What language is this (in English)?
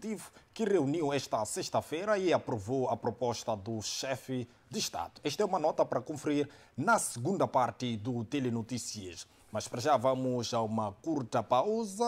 Portuguese